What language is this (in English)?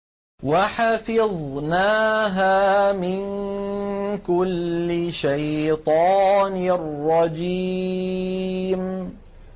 Arabic